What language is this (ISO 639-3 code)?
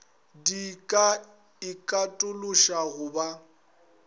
nso